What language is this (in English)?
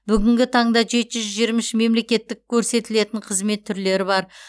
Kazakh